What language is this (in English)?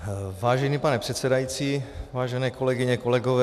Czech